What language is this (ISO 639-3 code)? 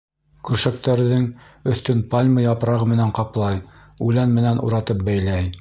bak